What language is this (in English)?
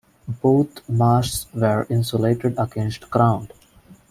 English